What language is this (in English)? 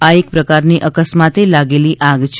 Gujarati